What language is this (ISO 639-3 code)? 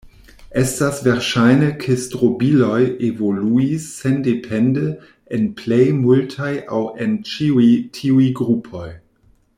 epo